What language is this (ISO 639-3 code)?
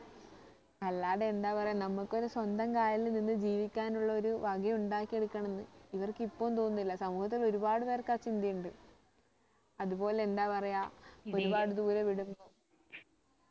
mal